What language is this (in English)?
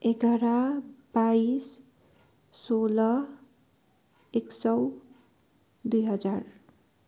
Nepali